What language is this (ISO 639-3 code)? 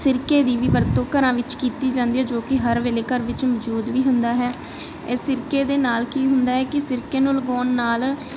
pan